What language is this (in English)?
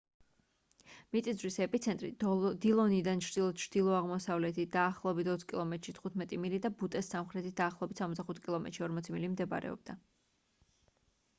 Georgian